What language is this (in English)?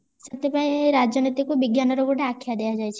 Odia